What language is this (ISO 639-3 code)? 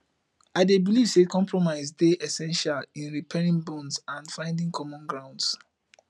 pcm